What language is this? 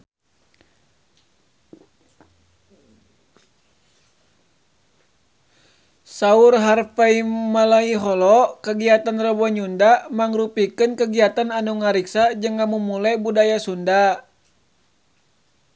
Sundanese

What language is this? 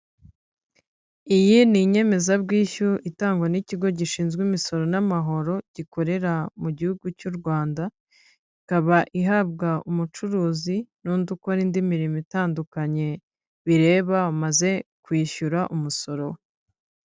Kinyarwanda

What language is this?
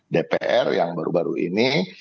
Indonesian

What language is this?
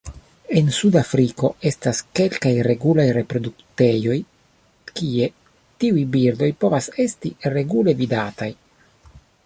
Esperanto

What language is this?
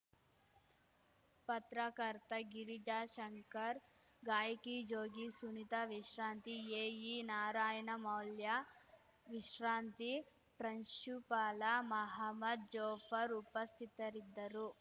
Kannada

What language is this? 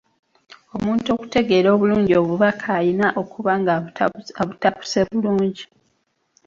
Ganda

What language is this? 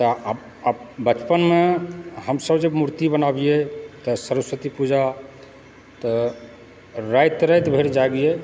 Maithili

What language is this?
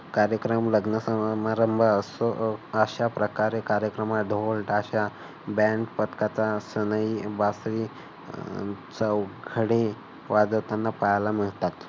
Marathi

